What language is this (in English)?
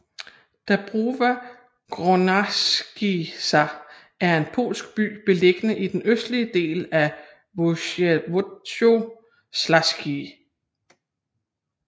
Danish